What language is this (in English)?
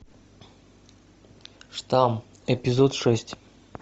Russian